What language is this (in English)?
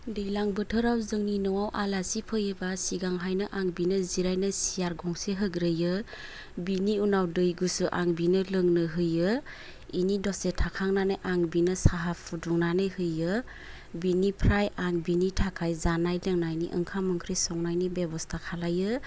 Bodo